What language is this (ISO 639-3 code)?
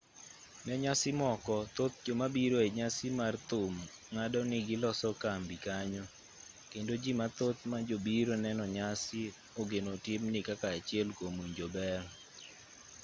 luo